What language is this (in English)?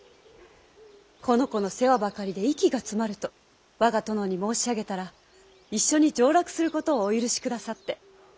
Japanese